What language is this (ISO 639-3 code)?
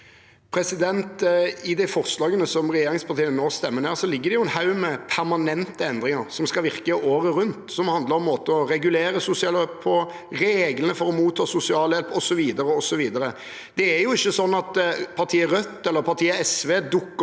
nor